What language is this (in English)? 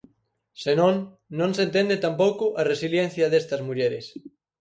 Galician